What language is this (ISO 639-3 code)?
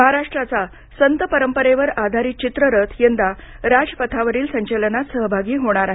mar